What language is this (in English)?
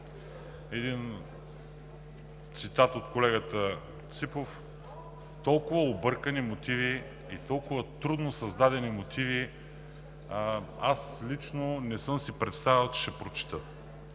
Bulgarian